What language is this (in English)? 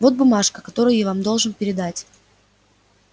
Russian